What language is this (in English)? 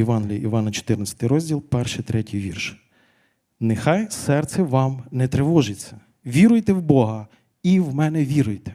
Ukrainian